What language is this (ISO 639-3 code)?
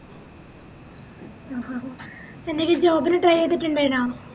mal